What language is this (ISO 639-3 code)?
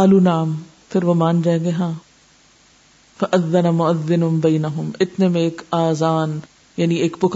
urd